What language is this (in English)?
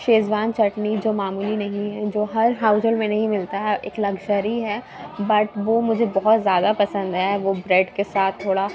Urdu